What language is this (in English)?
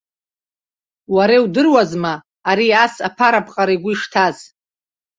Abkhazian